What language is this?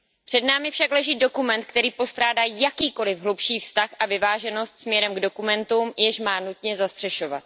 Czech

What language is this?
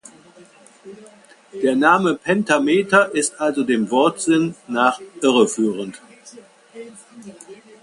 German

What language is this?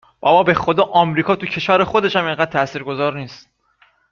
Persian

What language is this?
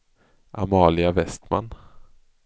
Swedish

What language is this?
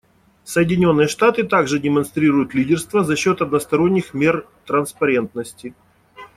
Russian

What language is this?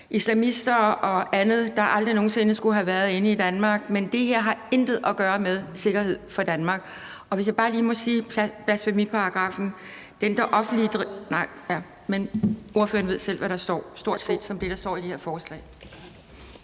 Danish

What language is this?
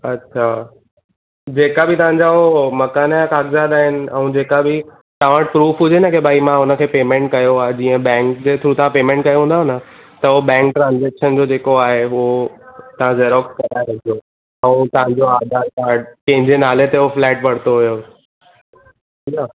Sindhi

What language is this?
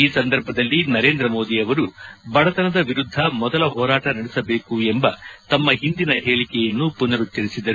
Kannada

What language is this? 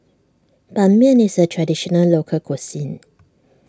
English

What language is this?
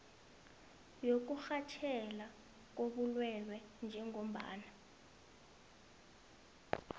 South Ndebele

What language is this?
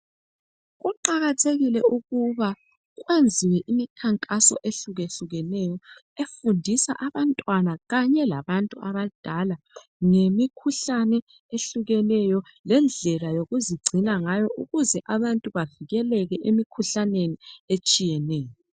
North Ndebele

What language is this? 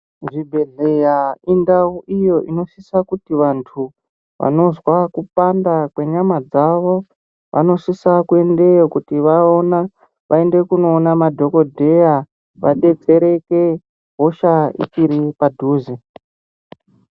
Ndau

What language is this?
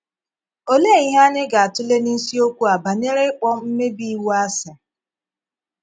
Igbo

